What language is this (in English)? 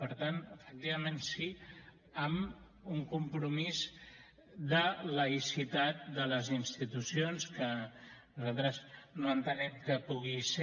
Catalan